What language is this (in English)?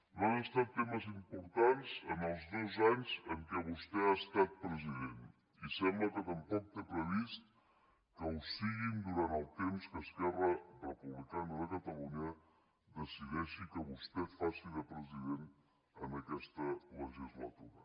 Catalan